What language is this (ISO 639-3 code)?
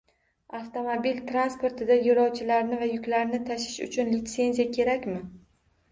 uzb